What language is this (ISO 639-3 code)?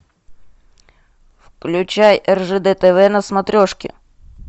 rus